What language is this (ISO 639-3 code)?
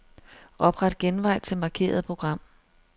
dan